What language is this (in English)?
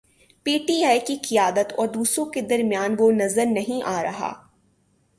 Urdu